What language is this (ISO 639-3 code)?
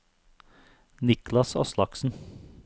nor